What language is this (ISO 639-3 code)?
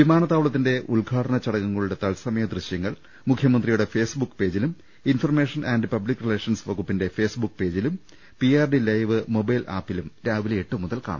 mal